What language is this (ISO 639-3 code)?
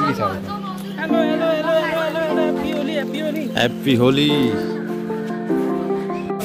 spa